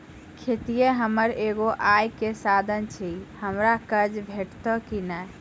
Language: Maithili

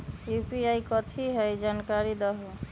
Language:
Magahi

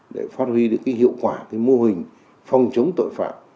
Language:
Vietnamese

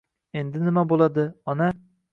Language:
Uzbek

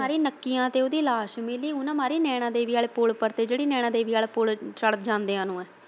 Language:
Punjabi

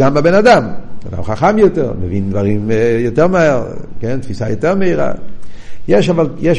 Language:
Hebrew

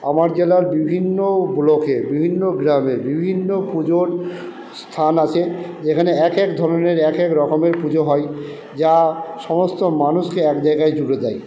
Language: Bangla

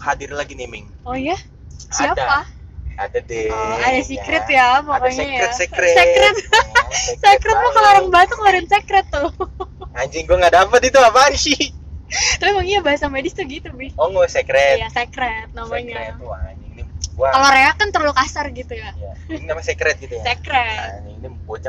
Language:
Indonesian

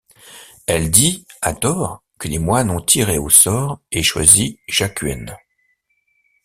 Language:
French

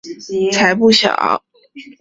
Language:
Chinese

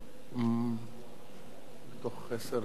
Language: Hebrew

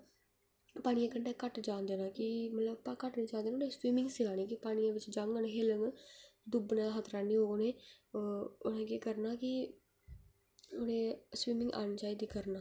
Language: Dogri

